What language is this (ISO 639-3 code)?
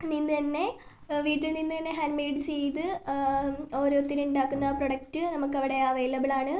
mal